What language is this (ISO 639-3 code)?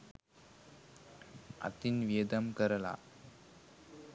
sin